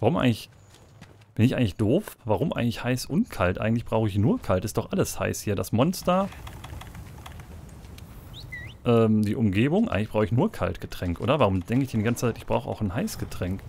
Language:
German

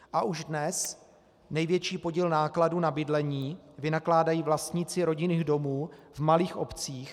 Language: Czech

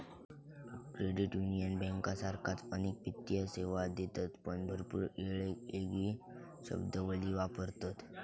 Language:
Marathi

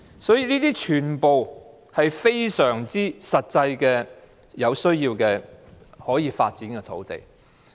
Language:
Cantonese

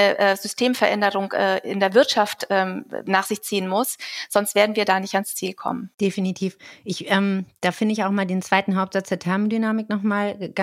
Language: German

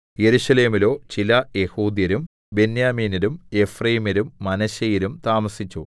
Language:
Malayalam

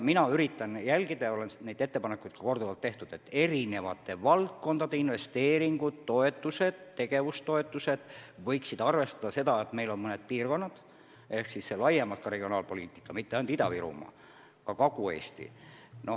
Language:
Estonian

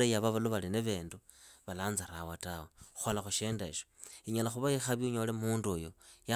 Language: Idakho-Isukha-Tiriki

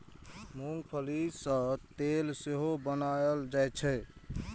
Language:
Maithili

